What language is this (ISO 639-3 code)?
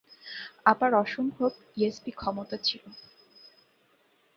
ben